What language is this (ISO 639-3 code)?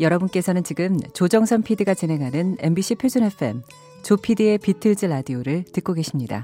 kor